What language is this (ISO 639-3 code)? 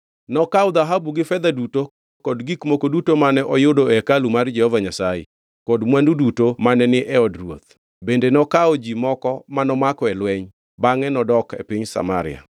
luo